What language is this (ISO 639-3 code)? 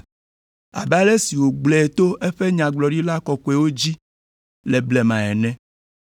ewe